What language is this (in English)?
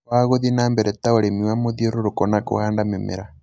Kikuyu